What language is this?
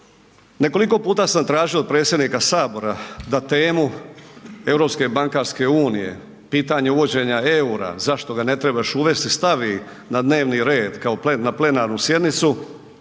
Croatian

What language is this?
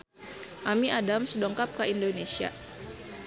Sundanese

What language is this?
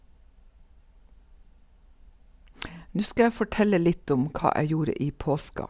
Norwegian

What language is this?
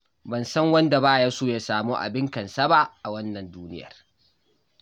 Hausa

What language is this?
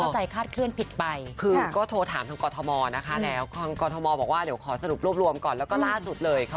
Thai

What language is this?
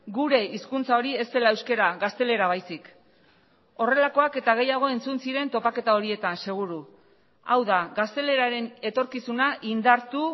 Basque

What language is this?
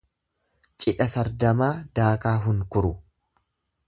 Oromo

